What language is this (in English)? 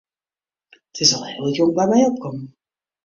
Western Frisian